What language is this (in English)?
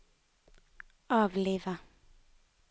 Norwegian